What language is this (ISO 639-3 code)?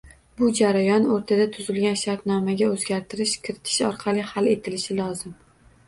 uzb